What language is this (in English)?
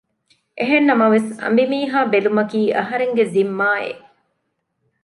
Divehi